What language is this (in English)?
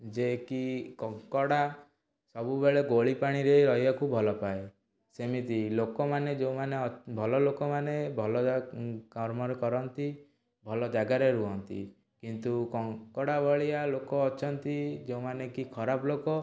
Odia